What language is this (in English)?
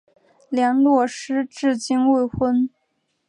Chinese